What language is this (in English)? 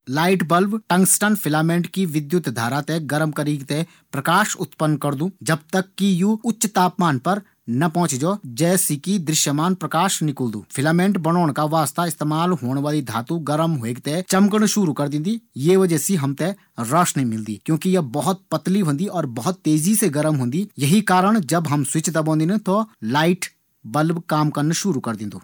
Garhwali